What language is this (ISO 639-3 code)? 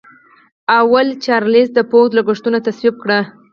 pus